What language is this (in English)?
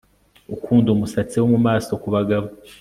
Kinyarwanda